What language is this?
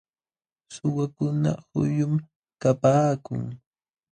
Jauja Wanca Quechua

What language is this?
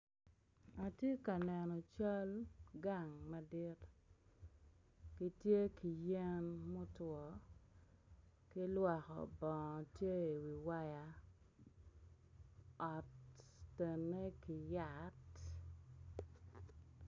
Acoli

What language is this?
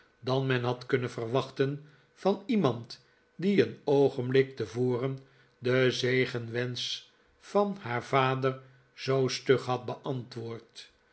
Dutch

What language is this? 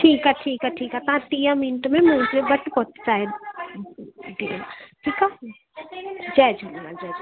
Sindhi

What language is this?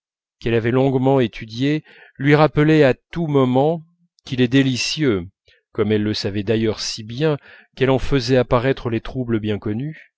French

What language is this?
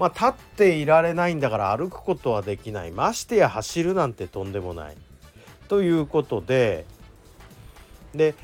Japanese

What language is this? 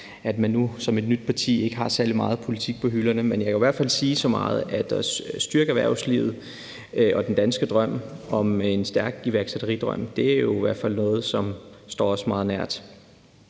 Danish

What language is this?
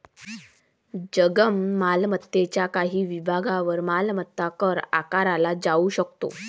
Marathi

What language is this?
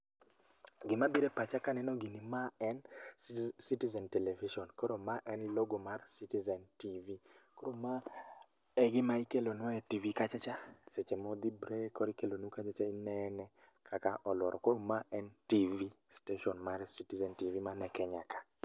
Luo (Kenya and Tanzania)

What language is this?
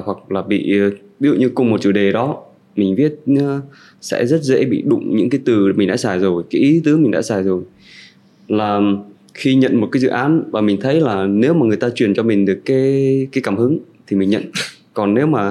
Vietnamese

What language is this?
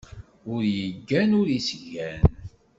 Kabyle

